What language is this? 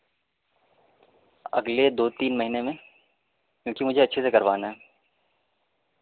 Urdu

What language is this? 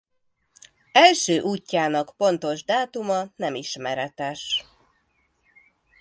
Hungarian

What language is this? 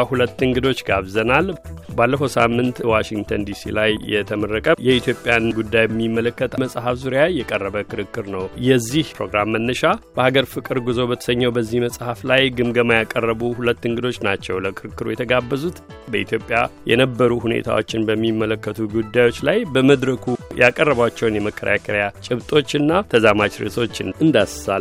Amharic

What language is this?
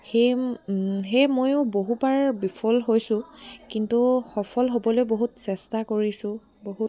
Assamese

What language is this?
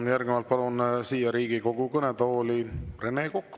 Estonian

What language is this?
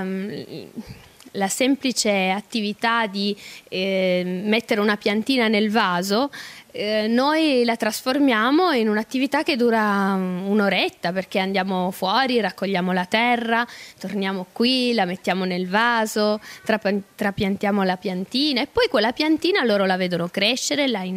Italian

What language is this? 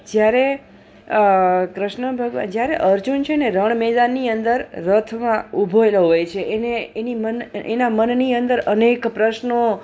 Gujarati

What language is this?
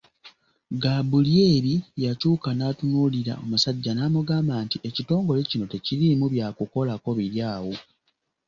Ganda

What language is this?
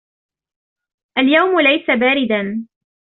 Arabic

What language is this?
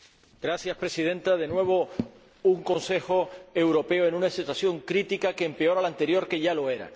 Spanish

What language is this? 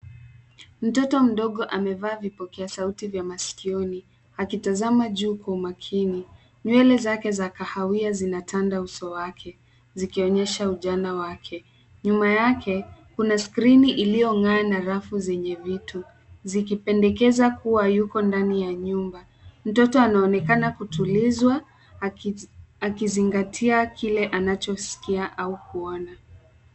Swahili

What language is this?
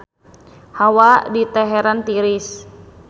Sundanese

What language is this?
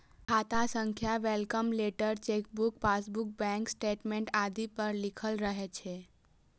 Maithili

